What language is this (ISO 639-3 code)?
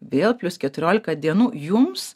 lit